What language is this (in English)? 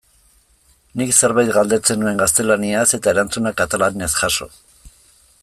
Basque